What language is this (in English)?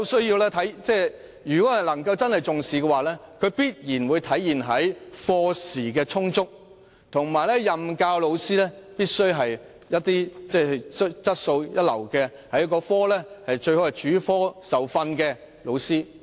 Cantonese